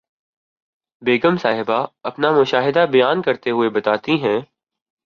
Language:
Urdu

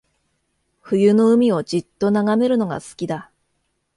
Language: Japanese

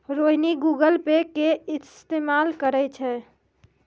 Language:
Maithili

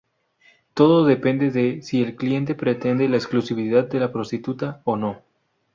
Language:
Spanish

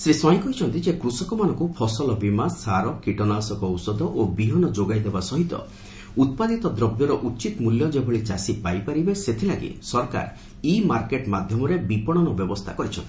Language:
Odia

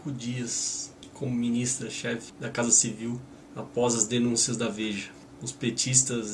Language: Portuguese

